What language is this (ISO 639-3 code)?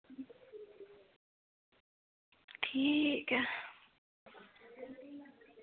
doi